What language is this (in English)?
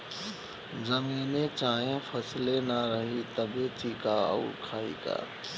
Bhojpuri